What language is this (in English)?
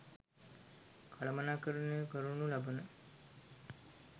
Sinhala